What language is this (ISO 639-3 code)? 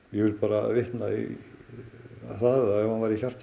isl